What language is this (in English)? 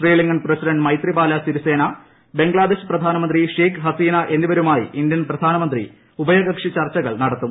Malayalam